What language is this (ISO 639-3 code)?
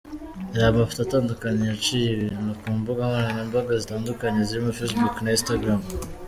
kin